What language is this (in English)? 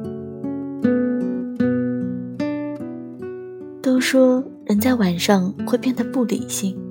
Chinese